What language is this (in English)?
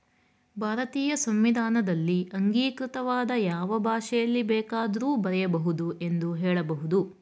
Kannada